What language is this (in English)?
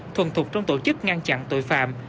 Vietnamese